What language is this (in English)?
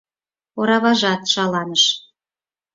Mari